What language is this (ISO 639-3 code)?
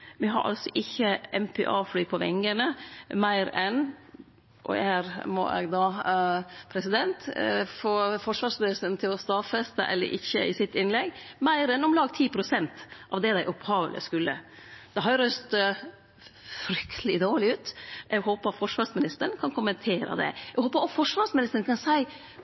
nno